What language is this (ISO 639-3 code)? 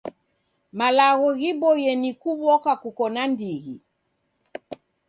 dav